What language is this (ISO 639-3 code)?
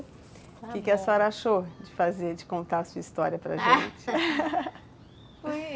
por